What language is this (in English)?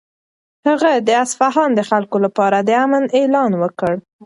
Pashto